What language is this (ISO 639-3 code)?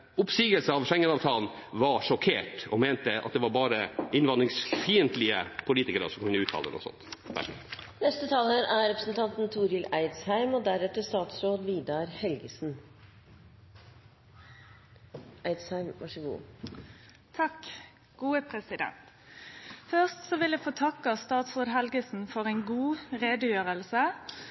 nor